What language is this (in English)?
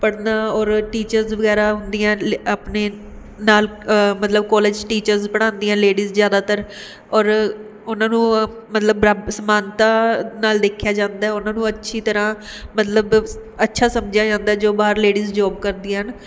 Punjabi